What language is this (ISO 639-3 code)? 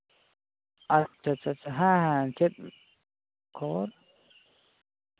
sat